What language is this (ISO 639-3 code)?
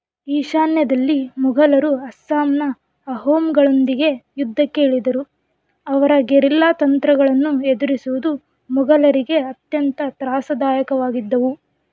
kan